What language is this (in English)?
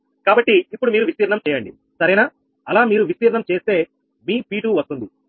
Telugu